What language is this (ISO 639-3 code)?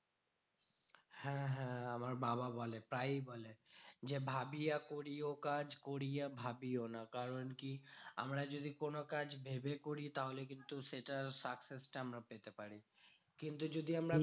ben